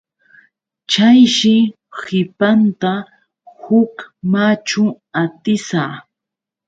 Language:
Yauyos Quechua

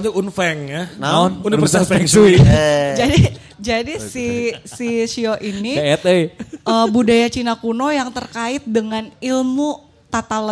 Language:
Indonesian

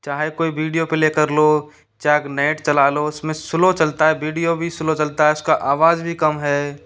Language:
Hindi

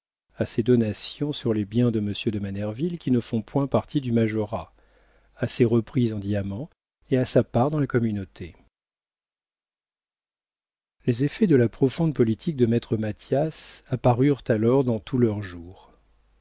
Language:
French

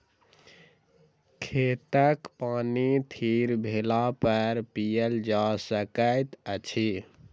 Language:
Maithili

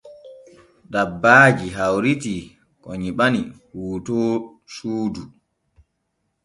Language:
Borgu Fulfulde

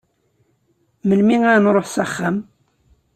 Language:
Kabyle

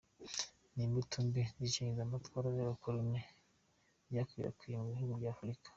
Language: Kinyarwanda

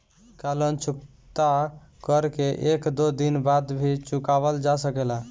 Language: Bhojpuri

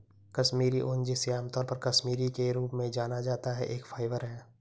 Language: Hindi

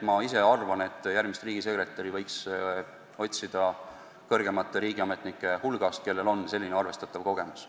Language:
Estonian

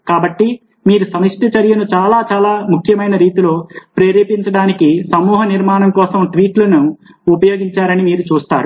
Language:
Telugu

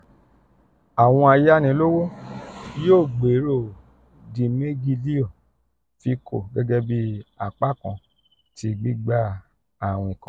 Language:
Yoruba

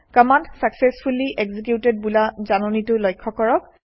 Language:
Assamese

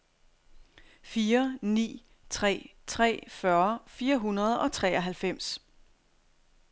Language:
Danish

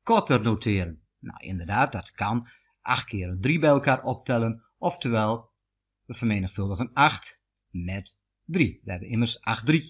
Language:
Dutch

